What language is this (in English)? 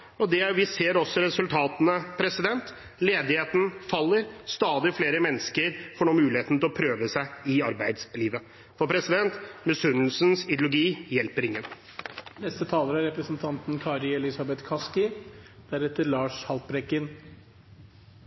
Norwegian Bokmål